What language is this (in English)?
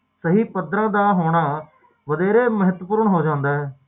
Punjabi